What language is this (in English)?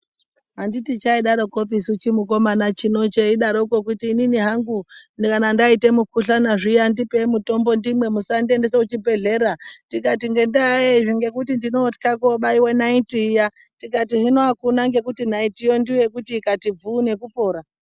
Ndau